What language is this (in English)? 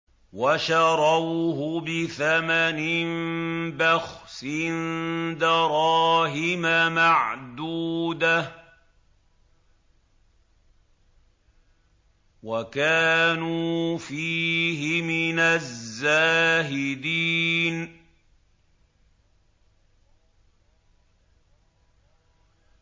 Arabic